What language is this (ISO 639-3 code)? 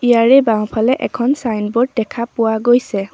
asm